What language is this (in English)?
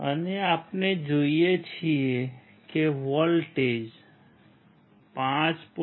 Gujarati